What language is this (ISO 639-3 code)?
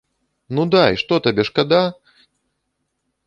bel